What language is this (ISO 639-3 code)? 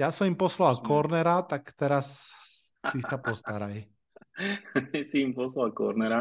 slk